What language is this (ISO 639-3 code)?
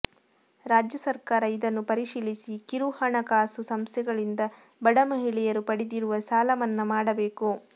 kan